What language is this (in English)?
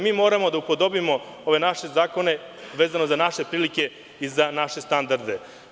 Serbian